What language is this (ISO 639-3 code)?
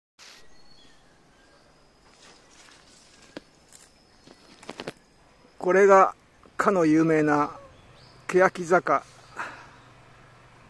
jpn